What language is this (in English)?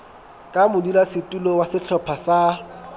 Southern Sotho